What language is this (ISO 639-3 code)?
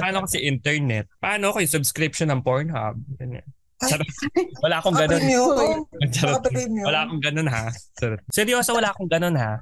fil